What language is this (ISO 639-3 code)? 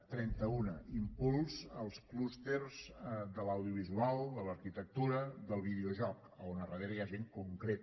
cat